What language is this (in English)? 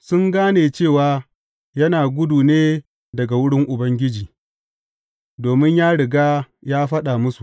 Hausa